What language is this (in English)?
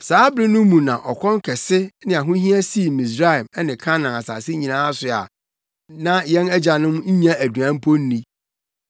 Akan